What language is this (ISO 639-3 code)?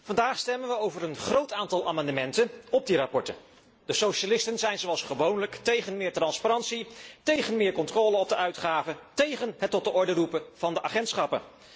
nld